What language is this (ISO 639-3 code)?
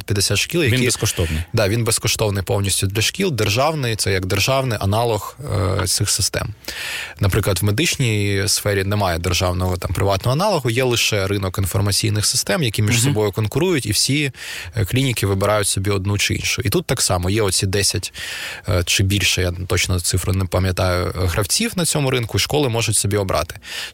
ukr